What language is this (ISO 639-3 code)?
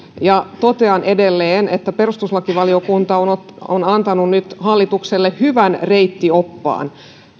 fin